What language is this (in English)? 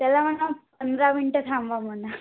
Marathi